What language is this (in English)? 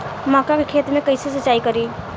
Bhojpuri